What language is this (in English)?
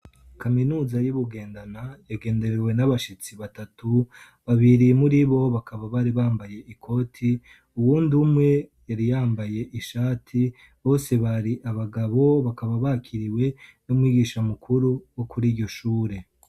Rundi